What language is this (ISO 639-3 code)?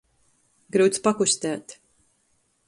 ltg